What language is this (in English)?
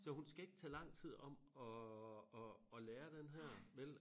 Danish